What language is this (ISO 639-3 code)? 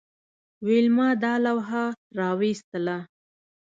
pus